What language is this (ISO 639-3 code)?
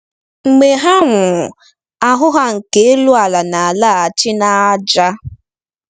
ibo